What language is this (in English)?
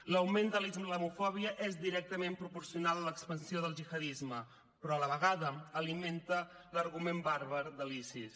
Catalan